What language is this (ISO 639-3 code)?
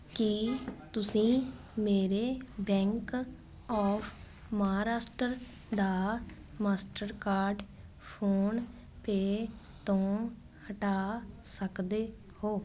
pan